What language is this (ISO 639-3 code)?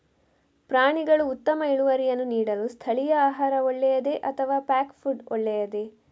kan